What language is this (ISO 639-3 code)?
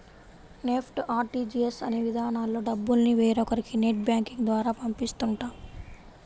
tel